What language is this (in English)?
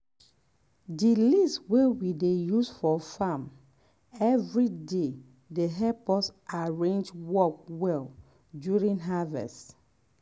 Nigerian Pidgin